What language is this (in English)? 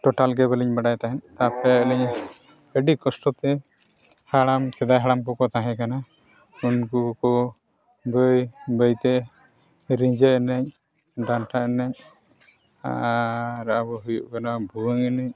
Santali